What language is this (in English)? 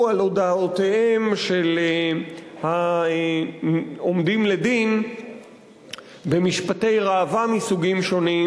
Hebrew